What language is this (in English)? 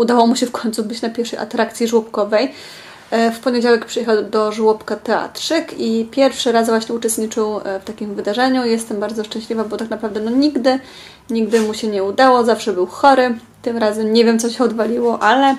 Polish